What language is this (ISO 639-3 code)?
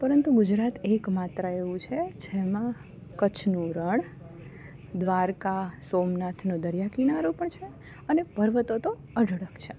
guj